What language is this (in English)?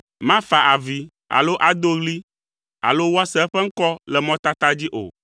Ewe